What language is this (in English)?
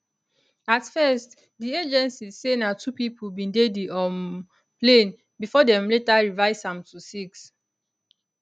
Nigerian Pidgin